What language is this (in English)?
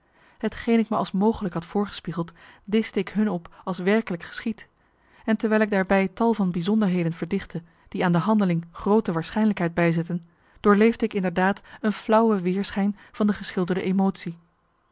Dutch